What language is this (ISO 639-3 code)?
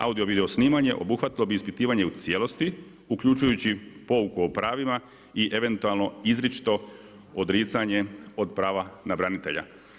hrv